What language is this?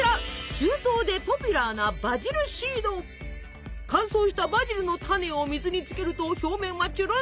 Japanese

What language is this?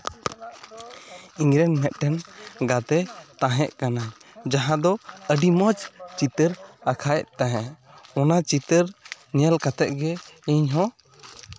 Santali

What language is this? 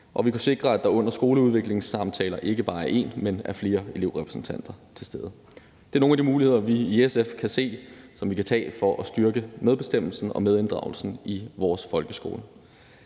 Danish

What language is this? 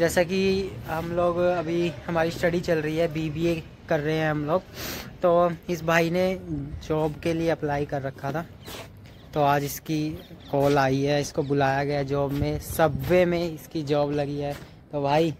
Hindi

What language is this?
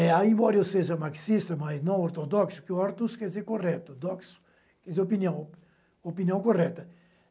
Portuguese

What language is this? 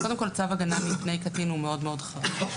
Hebrew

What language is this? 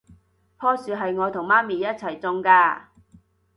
Cantonese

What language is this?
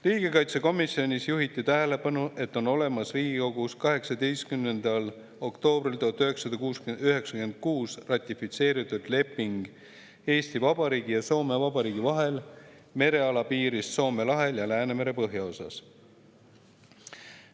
Estonian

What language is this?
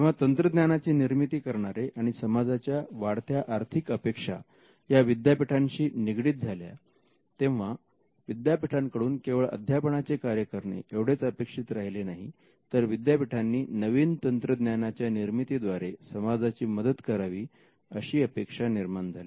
Marathi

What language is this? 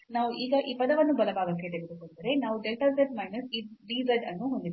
Kannada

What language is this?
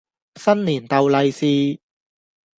Cantonese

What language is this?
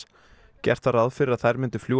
Icelandic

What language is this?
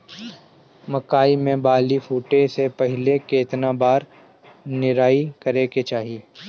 Bhojpuri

